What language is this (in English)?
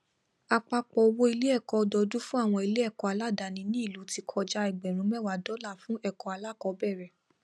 Yoruba